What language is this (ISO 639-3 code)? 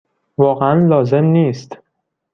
fas